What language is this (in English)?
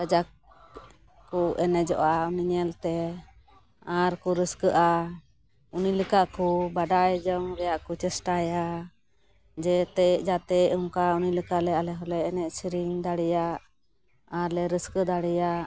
Santali